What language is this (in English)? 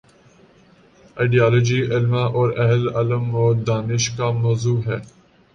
Urdu